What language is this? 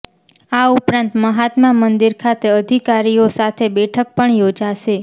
Gujarati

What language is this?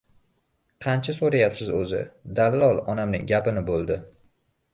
Uzbek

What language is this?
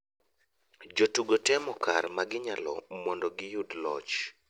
Luo (Kenya and Tanzania)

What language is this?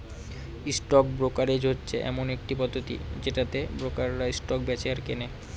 Bangla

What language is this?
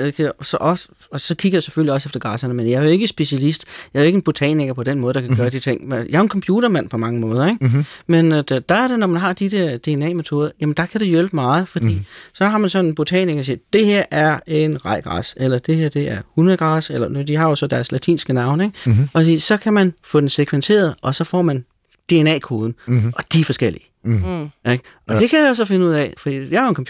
Danish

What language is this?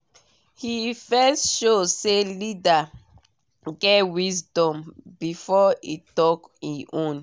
Nigerian Pidgin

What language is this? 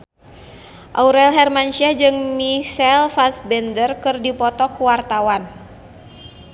Sundanese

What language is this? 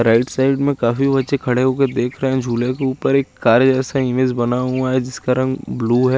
Hindi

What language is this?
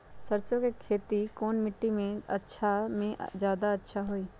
Magahi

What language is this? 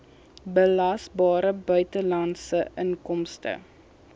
Afrikaans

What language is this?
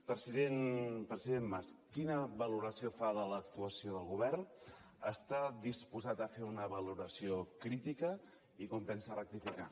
Catalan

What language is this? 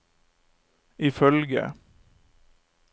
Norwegian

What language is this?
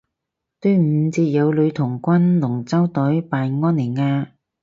Cantonese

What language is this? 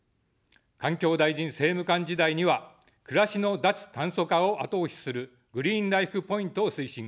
Japanese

